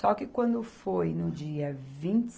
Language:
Portuguese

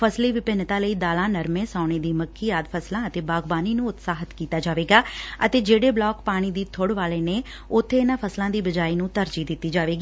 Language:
Punjabi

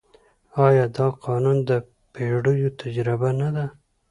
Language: Pashto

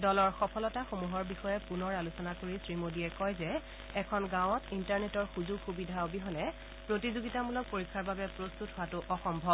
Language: Assamese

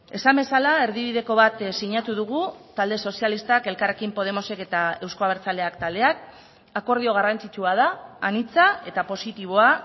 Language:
Basque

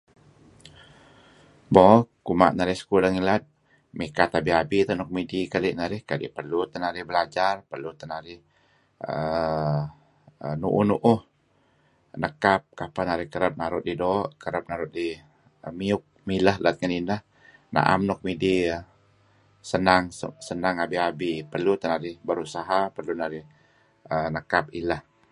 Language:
Kelabit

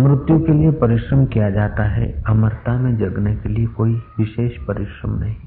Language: Hindi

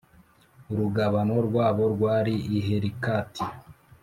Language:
Kinyarwanda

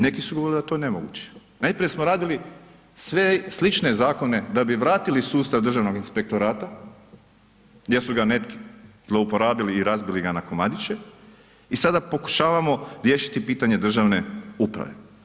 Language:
Croatian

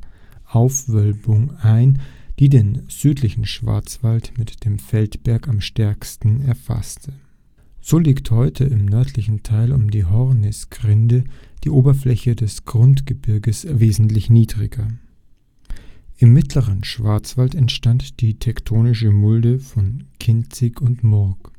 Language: German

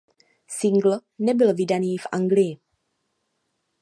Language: Czech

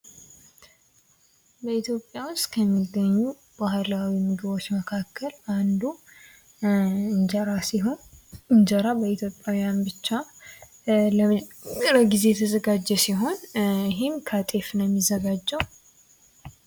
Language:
Amharic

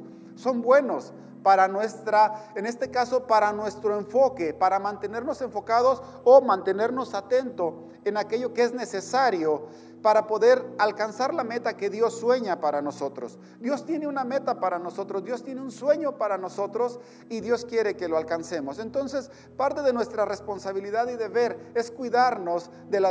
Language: Spanish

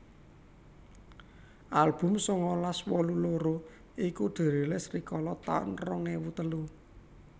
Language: Javanese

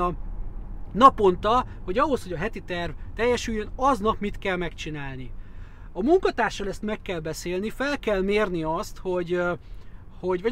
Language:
Hungarian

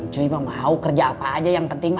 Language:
Indonesian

